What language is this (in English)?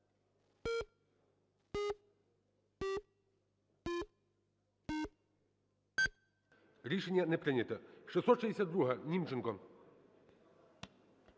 Ukrainian